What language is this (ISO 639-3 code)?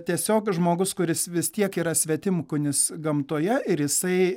lit